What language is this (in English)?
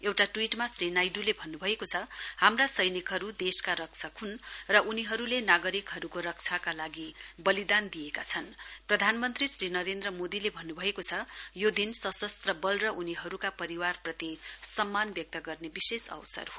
Nepali